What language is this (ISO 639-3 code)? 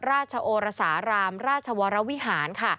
tha